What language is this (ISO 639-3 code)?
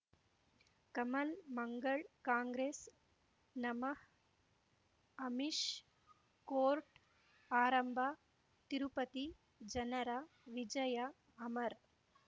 kan